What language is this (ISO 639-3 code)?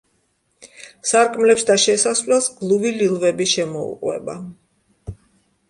kat